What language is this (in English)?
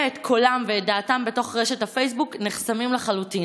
Hebrew